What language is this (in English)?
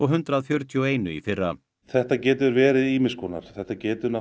Icelandic